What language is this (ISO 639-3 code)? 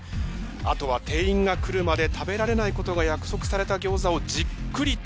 jpn